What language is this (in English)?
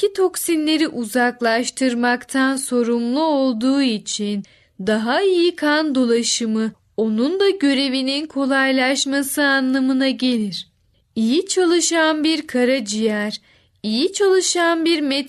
Turkish